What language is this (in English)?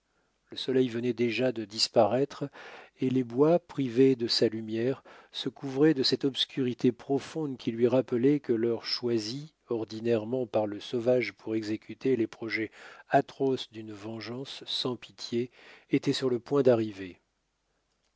French